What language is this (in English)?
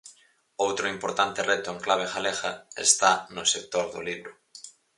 Galician